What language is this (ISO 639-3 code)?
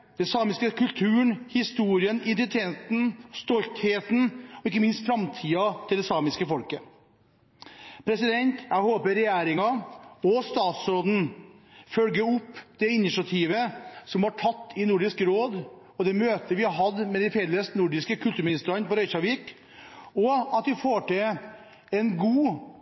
nob